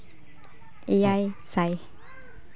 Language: Santali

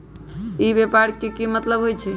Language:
Magahi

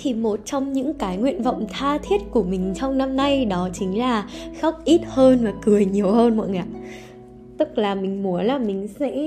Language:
Vietnamese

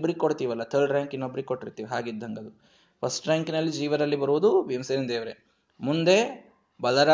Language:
Kannada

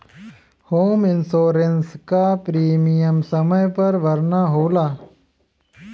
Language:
Bhojpuri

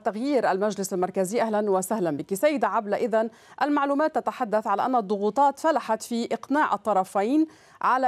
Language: Arabic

